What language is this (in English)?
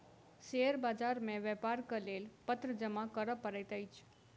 Maithili